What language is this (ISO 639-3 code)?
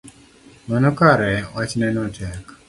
luo